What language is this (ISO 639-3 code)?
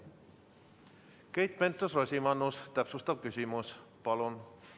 est